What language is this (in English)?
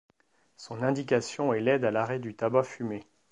French